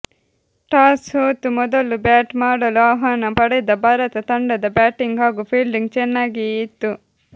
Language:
Kannada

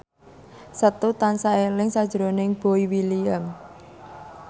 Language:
Javanese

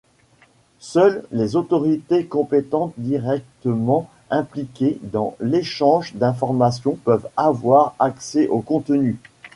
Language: French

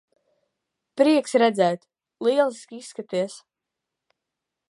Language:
Latvian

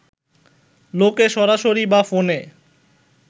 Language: Bangla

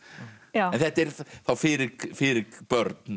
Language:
Icelandic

